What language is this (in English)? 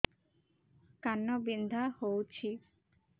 Odia